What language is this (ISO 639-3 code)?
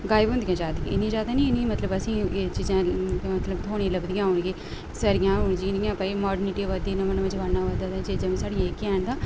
doi